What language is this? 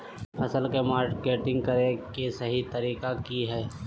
Magahi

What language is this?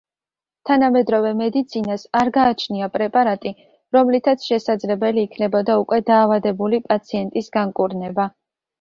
Georgian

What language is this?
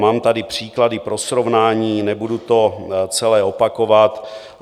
Czech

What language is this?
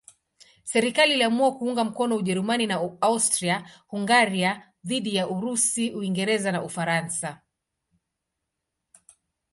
Swahili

